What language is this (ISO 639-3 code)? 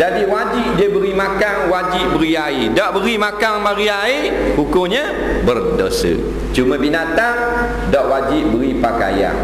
msa